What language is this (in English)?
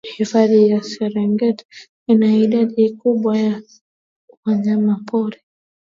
Swahili